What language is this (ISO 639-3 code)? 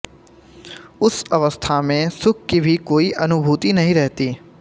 hin